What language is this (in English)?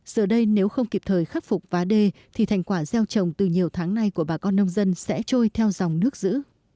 Vietnamese